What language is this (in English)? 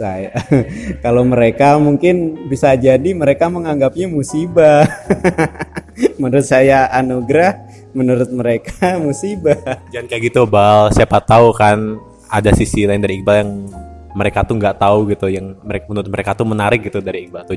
Indonesian